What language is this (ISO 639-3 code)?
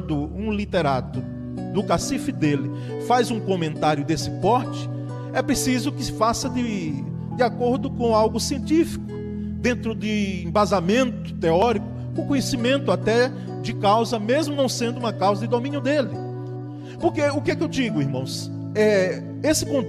por